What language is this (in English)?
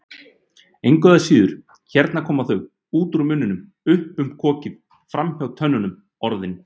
Icelandic